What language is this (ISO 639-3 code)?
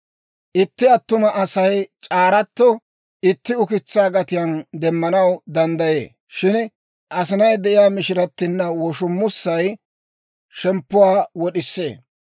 dwr